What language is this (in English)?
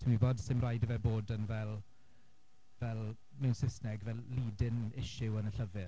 Welsh